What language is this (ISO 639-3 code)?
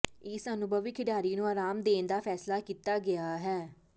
pan